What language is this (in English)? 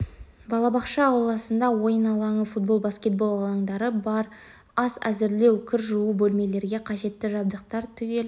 Kazakh